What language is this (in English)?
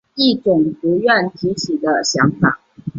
Chinese